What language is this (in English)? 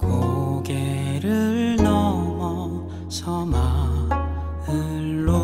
Korean